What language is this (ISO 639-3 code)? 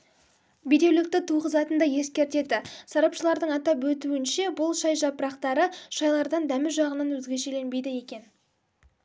kaz